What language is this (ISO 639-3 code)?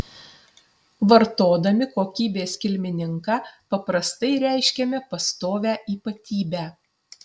lit